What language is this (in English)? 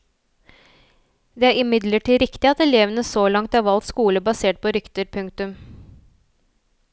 Norwegian